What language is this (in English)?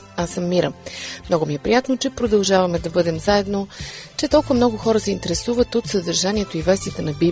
Bulgarian